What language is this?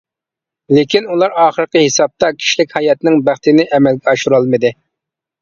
Uyghur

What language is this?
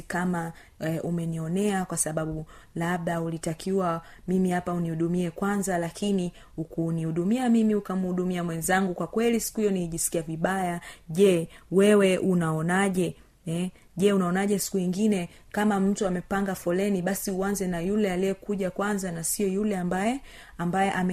Swahili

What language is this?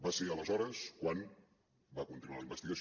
Catalan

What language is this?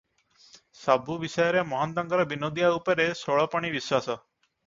Odia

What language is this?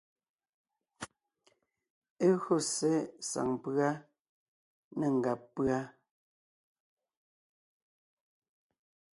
Ngiemboon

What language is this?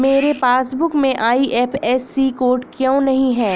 Hindi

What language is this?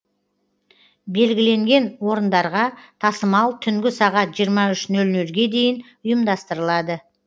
Kazakh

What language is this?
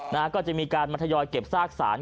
Thai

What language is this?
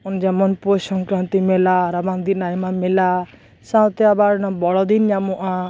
Santali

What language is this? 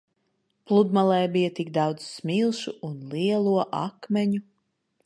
Latvian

